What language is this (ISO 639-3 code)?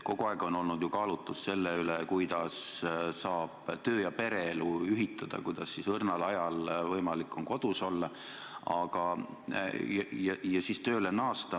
est